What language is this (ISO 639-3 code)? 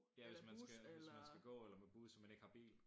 dan